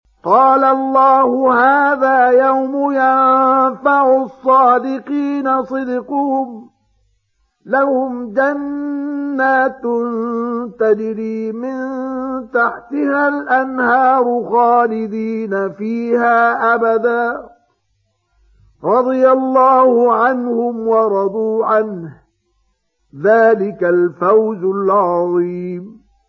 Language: Arabic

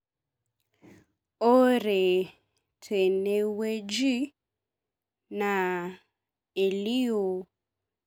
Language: Masai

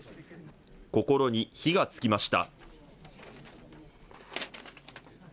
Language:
Japanese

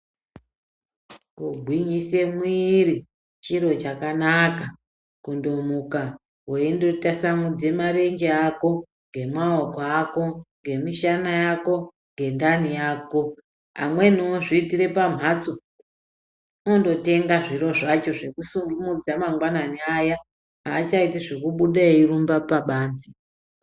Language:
Ndau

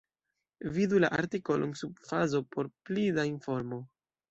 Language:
Esperanto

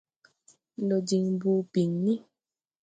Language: Tupuri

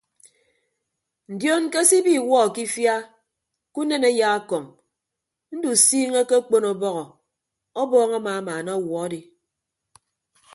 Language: Ibibio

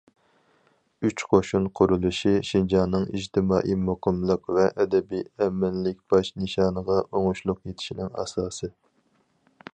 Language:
Uyghur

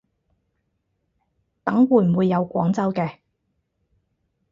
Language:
Cantonese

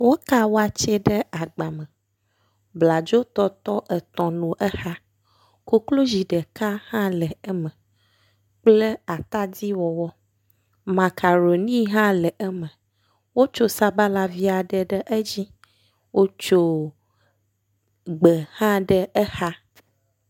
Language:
Ewe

